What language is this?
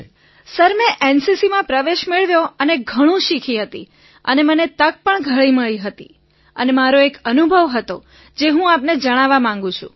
Gujarati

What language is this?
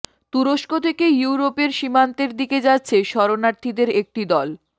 Bangla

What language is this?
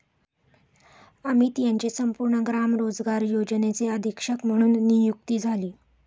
Marathi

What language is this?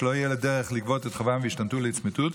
Hebrew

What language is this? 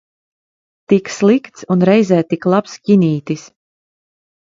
Latvian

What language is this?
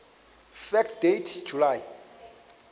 Xhosa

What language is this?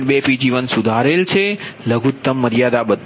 Gujarati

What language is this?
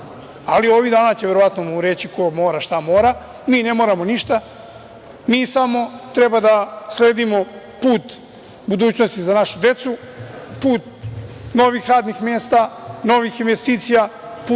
Serbian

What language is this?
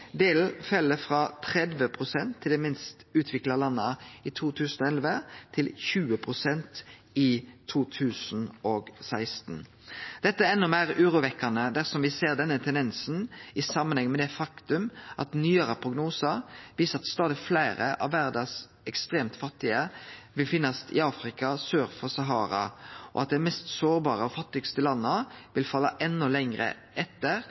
Norwegian Nynorsk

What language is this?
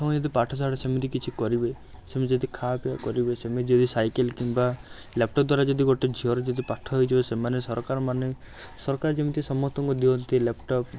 Odia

